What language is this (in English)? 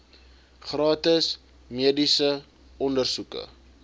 Afrikaans